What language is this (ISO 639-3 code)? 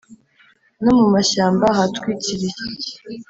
kin